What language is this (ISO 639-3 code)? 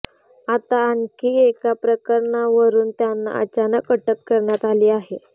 mar